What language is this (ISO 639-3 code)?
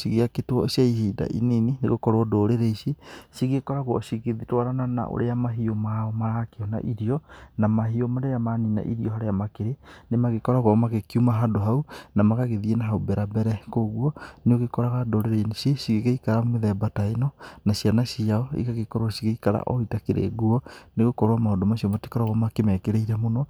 kik